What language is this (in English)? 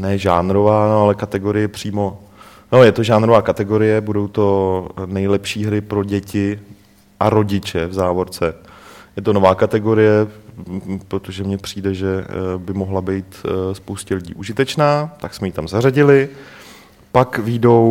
Czech